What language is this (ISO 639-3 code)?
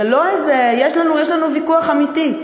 heb